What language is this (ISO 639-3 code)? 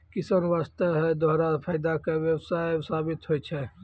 mai